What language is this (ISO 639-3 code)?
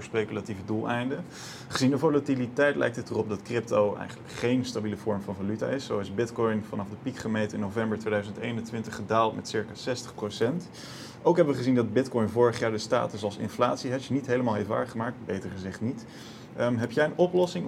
nld